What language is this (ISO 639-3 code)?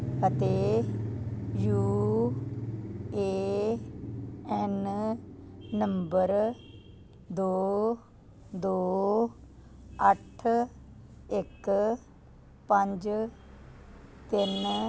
pan